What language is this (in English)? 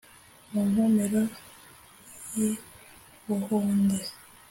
Kinyarwanda